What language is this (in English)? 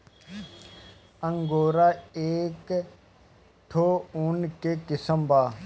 Bhojpuri